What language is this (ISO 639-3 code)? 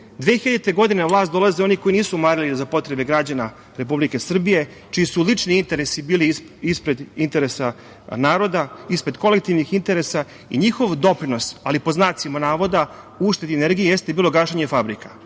srp